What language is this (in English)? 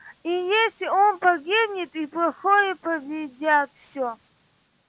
Russian